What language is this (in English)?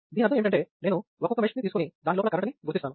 Telugu